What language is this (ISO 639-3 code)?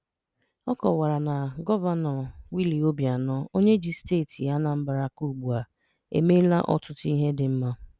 ibo